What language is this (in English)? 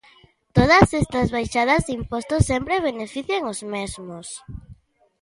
Galician